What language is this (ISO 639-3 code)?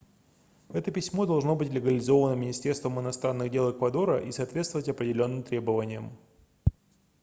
rus